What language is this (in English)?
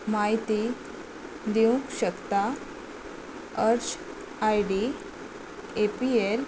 Konkani